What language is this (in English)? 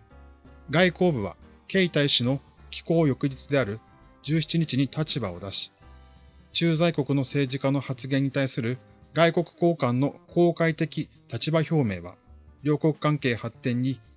Japanese